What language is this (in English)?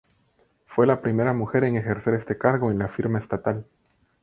Spanish